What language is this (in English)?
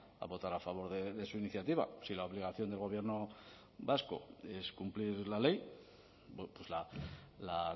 Spanish